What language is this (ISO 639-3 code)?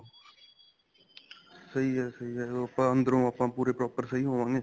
pan